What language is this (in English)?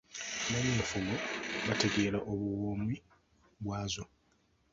Ganda